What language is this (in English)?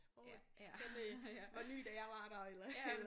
Danish